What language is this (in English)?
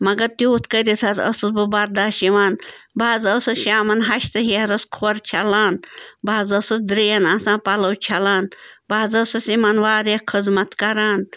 Kashmiri